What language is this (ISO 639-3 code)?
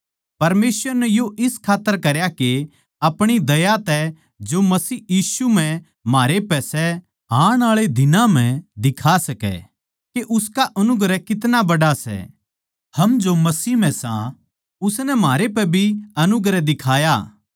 bgc